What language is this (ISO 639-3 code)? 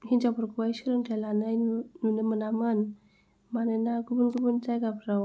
brx